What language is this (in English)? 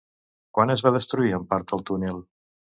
Catalan